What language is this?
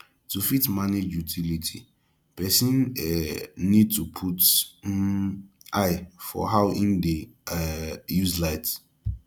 Nigerian Pidgin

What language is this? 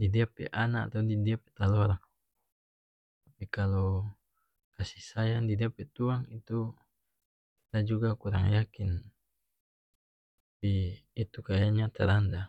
North Moluccan Malay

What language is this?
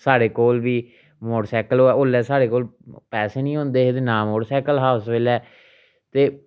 Dogri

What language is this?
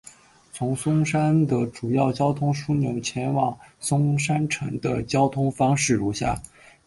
Chinese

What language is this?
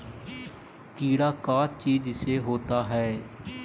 Magahi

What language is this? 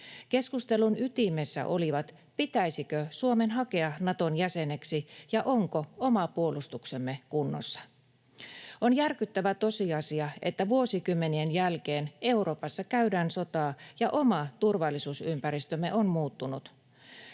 Finnish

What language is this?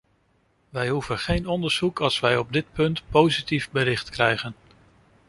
Dutch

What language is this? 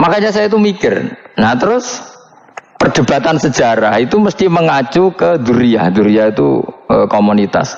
Indonesian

